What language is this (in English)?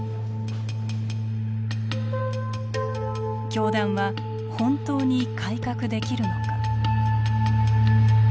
Japanese